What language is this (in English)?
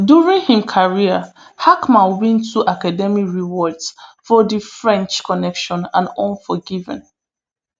Nigerian Pidgin